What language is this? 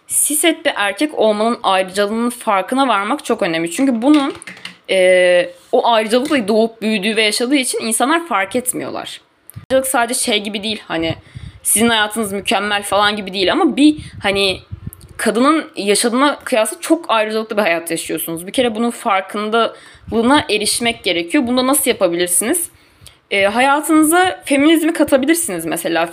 Turkish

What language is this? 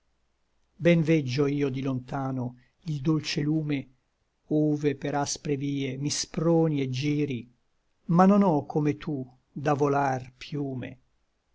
Italian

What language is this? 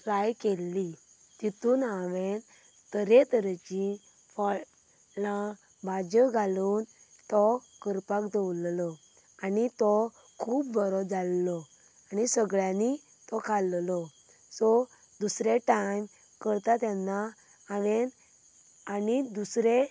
Konkani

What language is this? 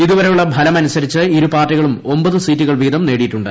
Malayalam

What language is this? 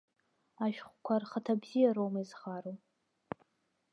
Abkhazian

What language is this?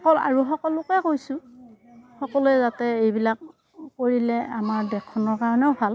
Assamese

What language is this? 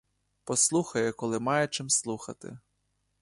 Ukrainian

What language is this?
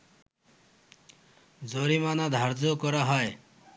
Bangla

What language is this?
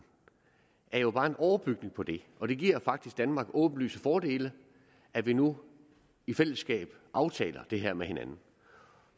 Danish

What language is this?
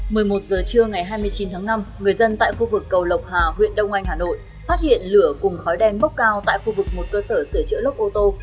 Vietnamese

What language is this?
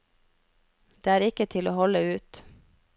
Norwegian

